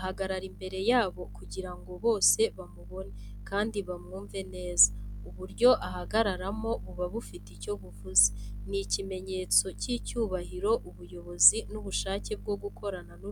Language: Kinyarwanda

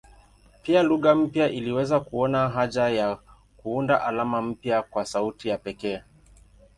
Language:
Swahili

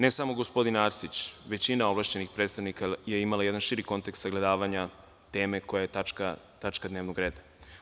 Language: Serbian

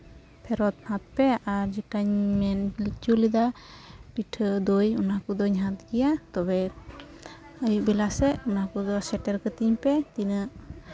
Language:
Santali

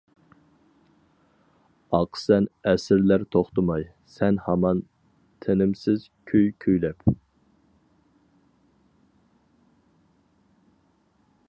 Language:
Uyghur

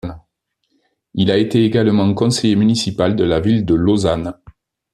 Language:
French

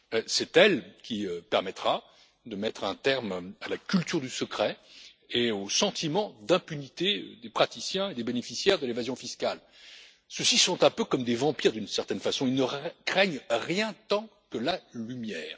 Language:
French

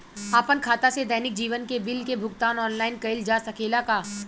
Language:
Bhojpuri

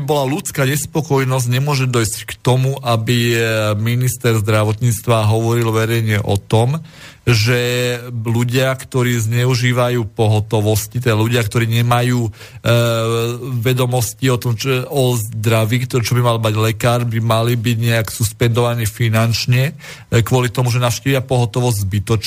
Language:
Slovak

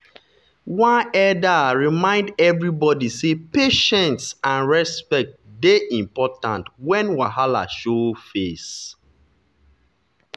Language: Nigerian Pidgin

